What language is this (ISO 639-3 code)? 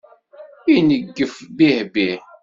kab